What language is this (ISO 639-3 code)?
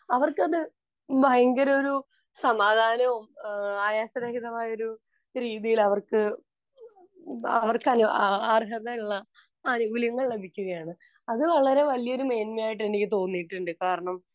mal